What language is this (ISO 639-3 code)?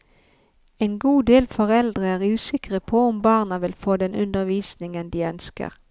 nor